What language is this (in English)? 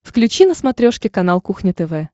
Russian